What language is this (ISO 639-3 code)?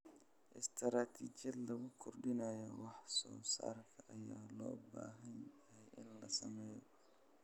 som